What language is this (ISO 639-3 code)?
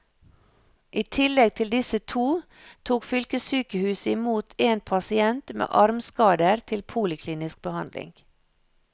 nor